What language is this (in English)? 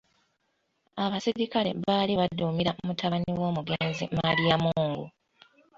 Ganda